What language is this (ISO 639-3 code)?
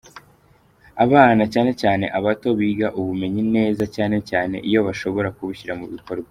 kin